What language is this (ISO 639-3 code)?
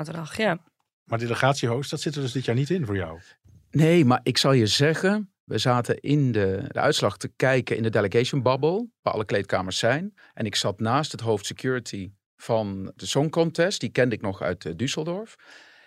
nld